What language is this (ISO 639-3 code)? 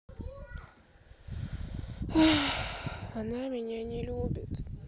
rus